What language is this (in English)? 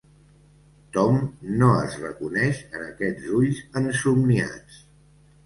Catalan